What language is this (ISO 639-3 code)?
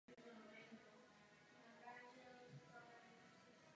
ces